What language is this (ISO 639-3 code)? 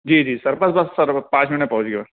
urd